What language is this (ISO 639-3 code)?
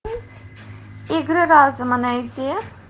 rus